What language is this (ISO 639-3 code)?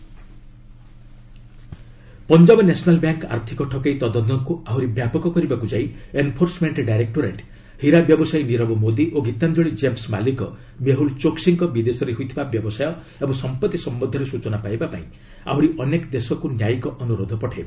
ori